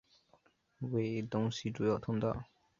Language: Chinese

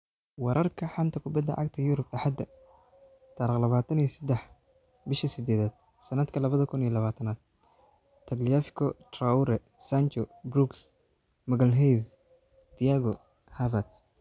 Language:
Somali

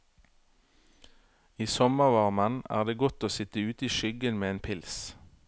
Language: Norwegian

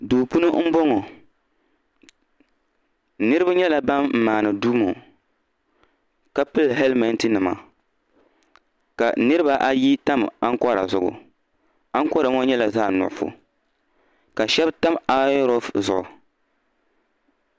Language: Dagbani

